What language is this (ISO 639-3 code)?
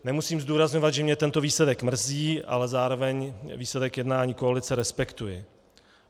ces